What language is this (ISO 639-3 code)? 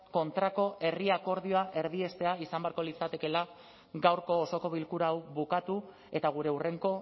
eus